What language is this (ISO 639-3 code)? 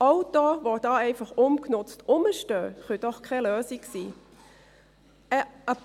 gsw